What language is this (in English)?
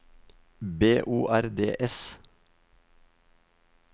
Norwegian